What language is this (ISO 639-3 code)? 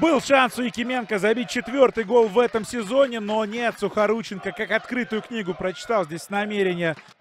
rus